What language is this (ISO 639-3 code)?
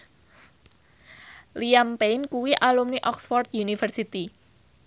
jav